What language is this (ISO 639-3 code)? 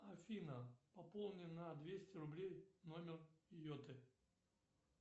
rus